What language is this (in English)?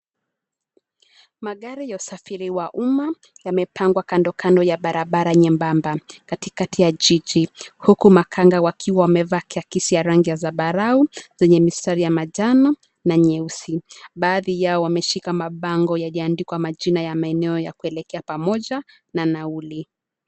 Swahili